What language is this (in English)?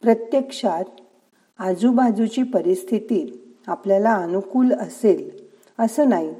Marathi